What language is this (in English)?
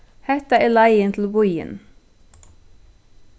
Faroese